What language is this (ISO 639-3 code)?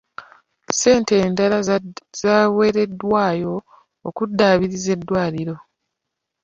lug